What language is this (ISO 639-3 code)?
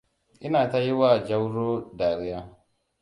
hau